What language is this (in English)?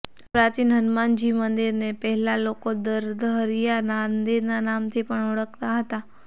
Gujarati